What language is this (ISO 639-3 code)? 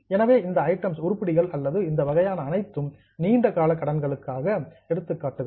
tam